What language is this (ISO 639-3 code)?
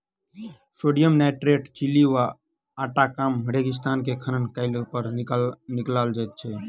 mai